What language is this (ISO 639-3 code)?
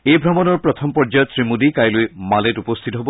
asm